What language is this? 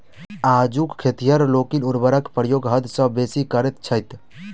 Maithili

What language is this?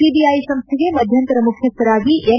Kannada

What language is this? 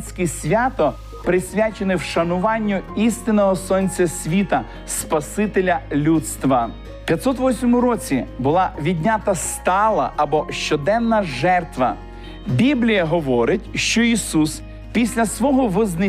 Ukrainian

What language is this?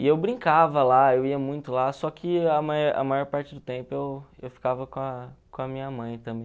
Portuguese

